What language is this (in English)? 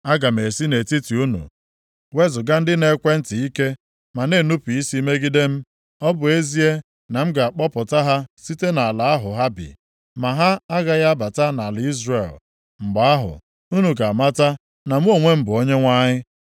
Igbo